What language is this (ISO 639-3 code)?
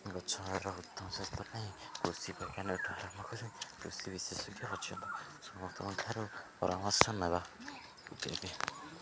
ori